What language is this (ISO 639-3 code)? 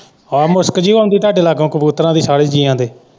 pan